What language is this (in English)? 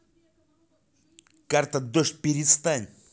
Russian